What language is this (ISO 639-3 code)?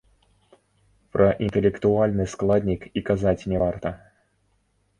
bel